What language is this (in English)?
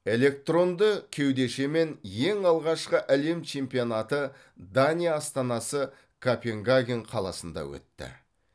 Kazakh